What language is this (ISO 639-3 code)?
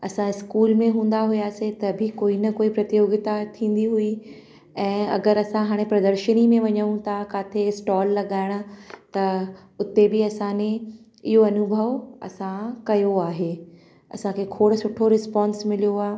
snd